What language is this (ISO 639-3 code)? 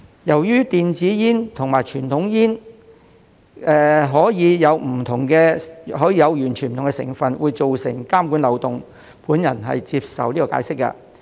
yue